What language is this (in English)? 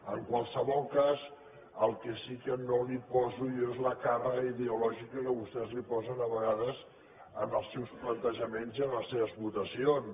Catalan